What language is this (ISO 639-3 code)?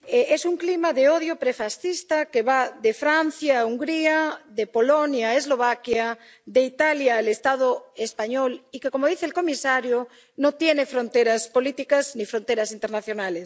spa